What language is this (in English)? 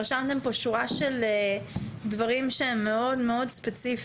Hebrew